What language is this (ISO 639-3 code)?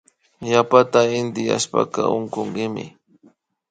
qvi